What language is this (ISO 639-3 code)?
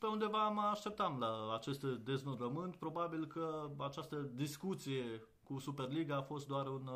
ron